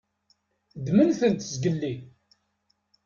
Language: Kabyle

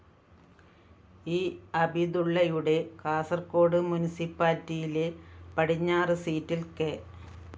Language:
Malayalam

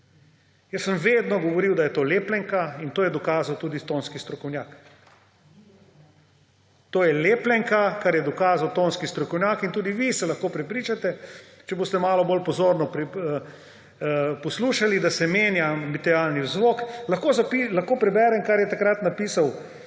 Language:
Slovenian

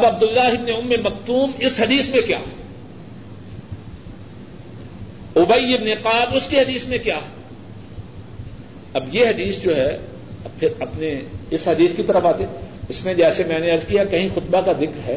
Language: Urdu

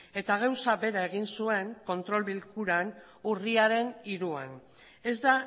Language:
Basque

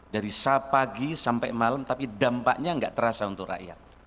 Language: Indonesian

